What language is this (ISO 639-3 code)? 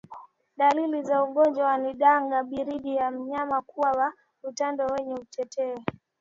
swa